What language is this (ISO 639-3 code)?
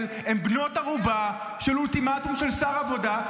heb